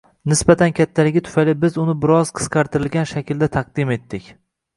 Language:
Uzbek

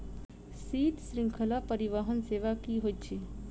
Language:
Maithili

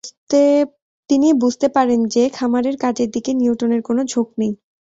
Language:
Bangla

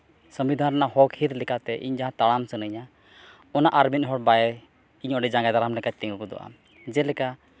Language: Santali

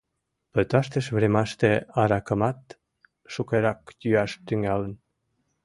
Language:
Mari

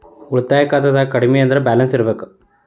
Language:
Kannada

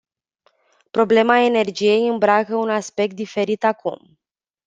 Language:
Romanian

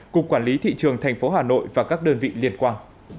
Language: Vietnamese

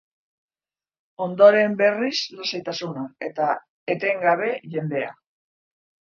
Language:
Basque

